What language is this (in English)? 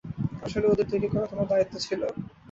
Bangla